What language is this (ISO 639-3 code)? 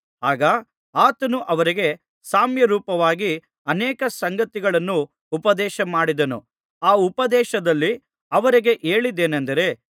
kan